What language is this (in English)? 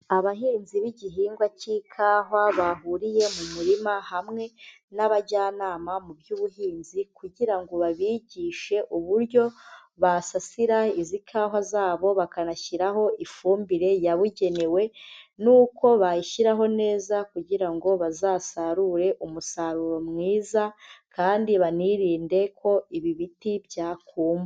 Kinyarwanda